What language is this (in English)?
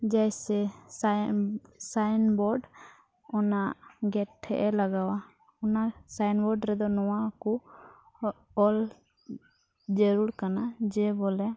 Santali